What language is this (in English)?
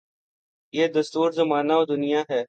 Urdu